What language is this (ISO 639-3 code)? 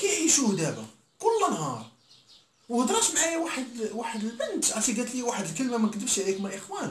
ara